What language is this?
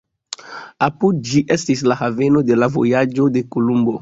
Esperanto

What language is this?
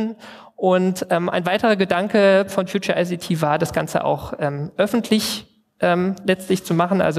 German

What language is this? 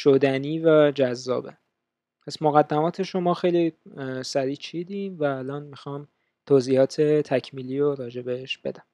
Persian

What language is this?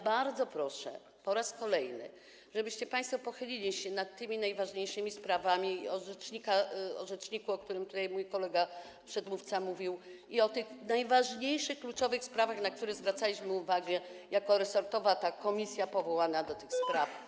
Polish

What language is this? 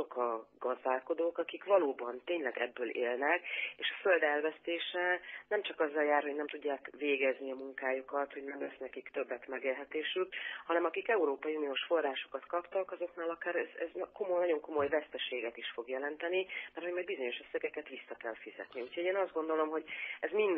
Hungarian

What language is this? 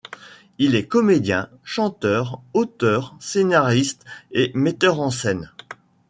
French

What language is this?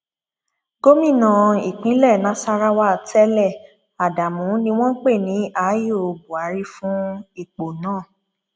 Yoruba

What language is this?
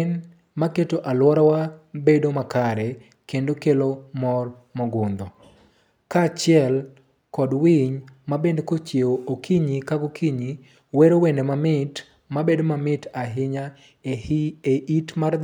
Luo (Kenya and Tanzania)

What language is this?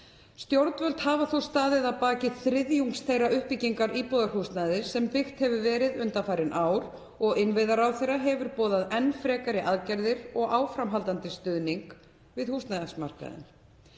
Icelandic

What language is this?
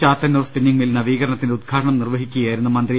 Malayalam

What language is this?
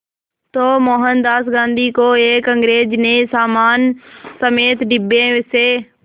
Hindi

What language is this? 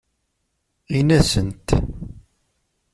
Kabyle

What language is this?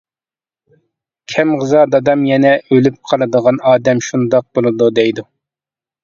Uyghur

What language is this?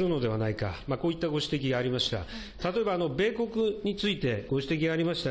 Japanese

